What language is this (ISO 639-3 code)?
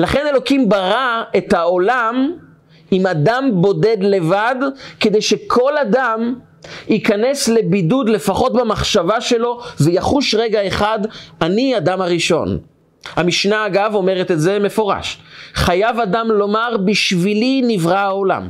heb